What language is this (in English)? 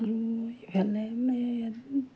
Assamese